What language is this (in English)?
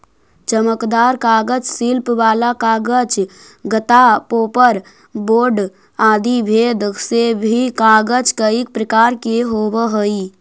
Magahi